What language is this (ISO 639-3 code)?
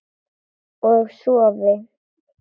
isl